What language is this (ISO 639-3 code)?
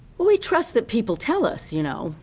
eng